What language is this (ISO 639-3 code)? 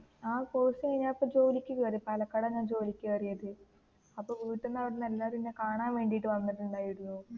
mal